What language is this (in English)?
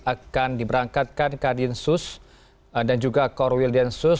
Indonesian